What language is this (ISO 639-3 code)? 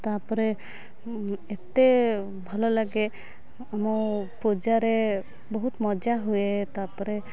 ori